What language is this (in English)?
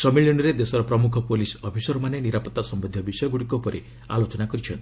Odia